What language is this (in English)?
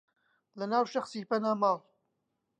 Central Kurdish